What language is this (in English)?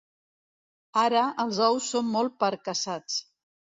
Catalan